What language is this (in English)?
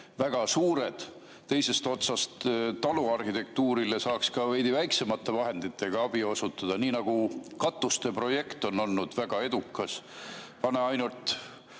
Estonian